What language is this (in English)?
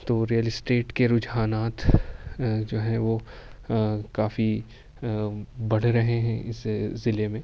Urdu